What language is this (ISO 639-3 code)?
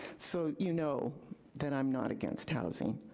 eng